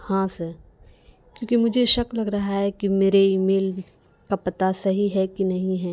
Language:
Urdu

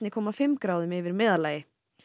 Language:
Icelandic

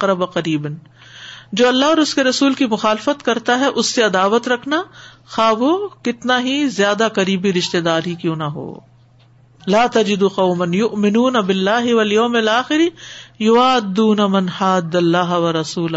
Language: Urdu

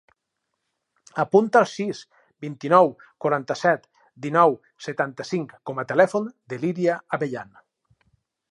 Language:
Catalan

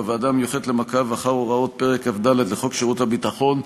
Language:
Hebrew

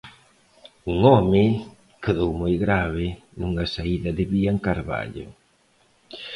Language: Galician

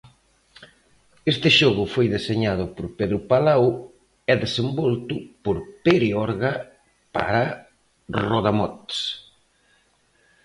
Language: Galician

